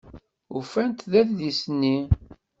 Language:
Kabyle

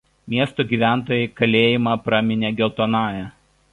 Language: Lithuanian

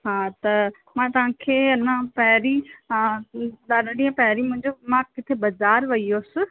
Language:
Sindhi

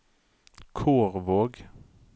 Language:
Norwegian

